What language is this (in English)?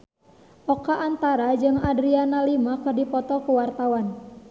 Sundanese